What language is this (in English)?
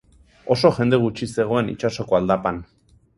Basque